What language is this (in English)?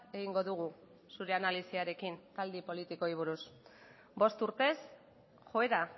Basque